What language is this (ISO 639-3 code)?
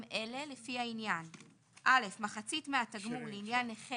heb